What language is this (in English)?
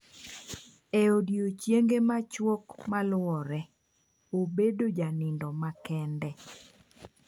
Luo (Kenya and Tanzania)